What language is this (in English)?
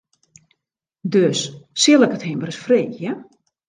Western Frisian